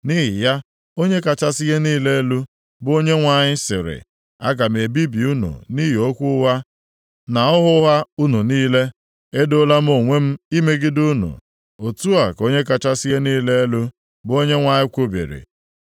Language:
Igbo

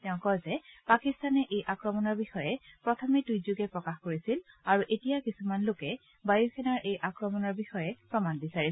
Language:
Assamese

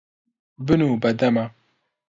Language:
Central Kurdish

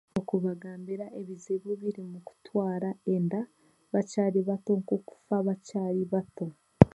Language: Chiga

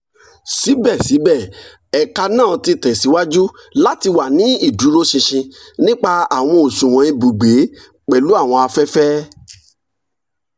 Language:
Yoruba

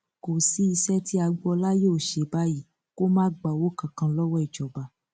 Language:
Yoruba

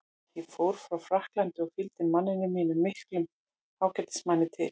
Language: Icelandic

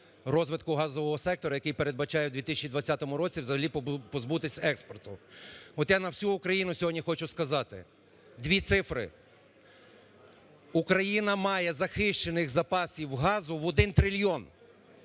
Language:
Ukrainian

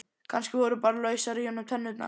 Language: Icelandic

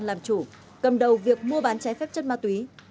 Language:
Vietnamese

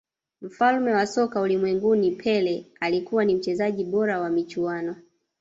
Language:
Swahili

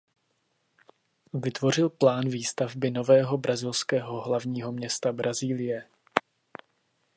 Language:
Czech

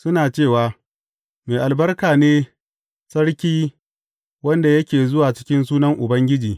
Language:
Hausa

